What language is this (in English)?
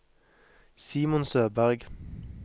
Norwegian